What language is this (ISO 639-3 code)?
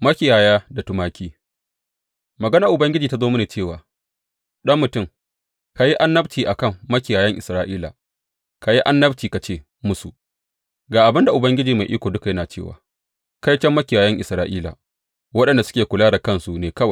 hau